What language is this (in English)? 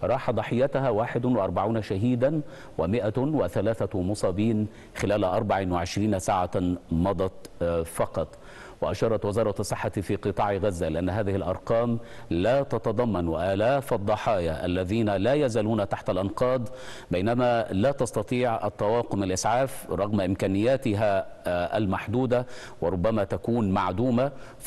Arabic